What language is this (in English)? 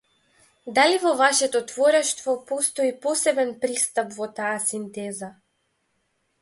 Macedonian